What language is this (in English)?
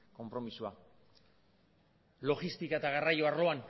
Basque